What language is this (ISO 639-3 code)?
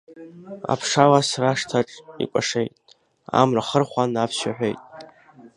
abk